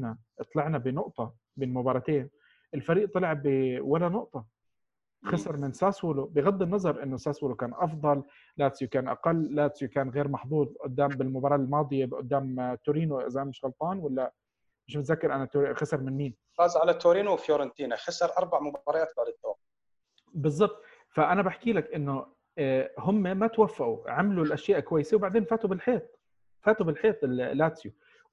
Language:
Arabic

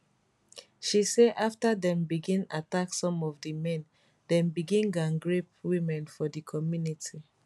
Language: Nigerian Pidgin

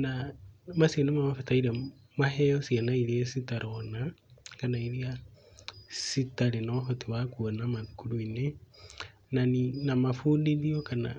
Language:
Kikuyu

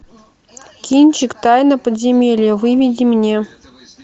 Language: Russian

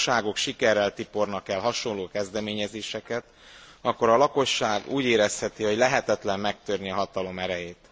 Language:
Hungarian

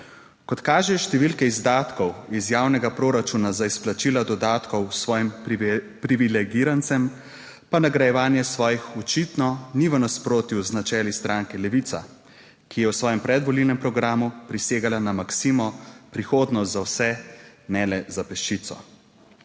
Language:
Slovenian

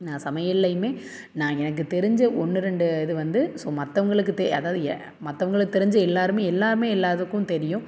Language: Tamil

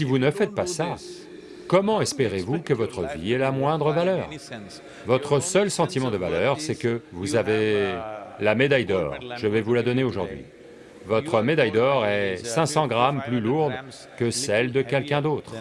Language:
French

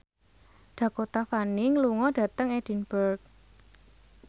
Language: Javanese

